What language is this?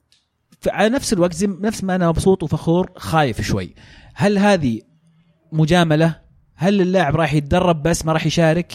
Arabic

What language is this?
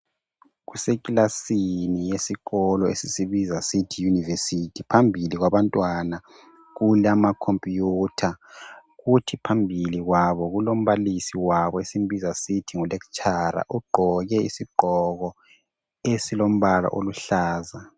North Ndebele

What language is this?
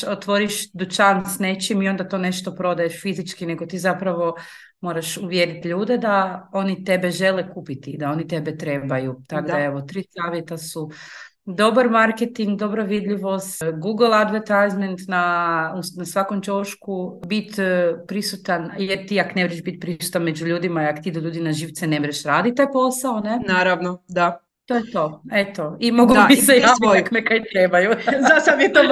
Croatian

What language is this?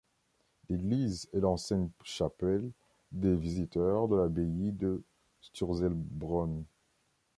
French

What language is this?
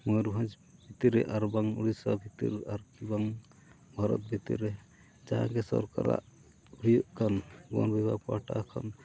Santali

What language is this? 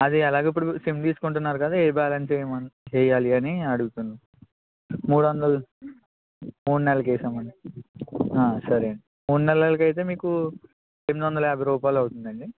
Telugu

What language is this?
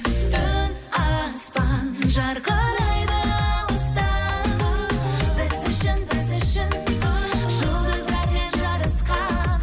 Kazakh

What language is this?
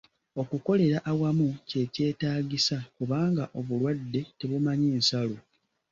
Ganda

